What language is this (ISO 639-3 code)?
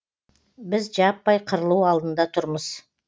kaz